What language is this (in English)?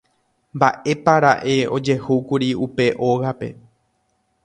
Guarani